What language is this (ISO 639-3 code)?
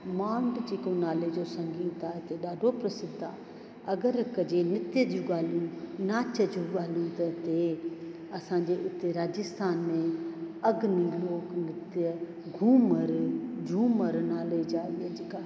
snd